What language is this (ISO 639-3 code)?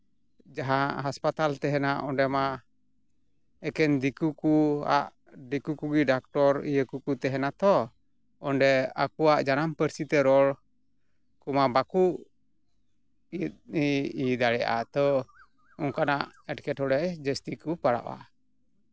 sat